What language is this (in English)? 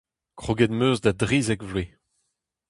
Breton